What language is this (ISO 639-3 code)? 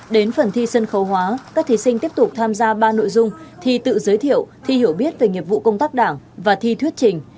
vie